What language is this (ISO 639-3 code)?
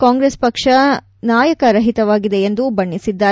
kan